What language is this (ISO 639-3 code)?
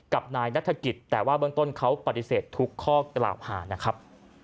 tha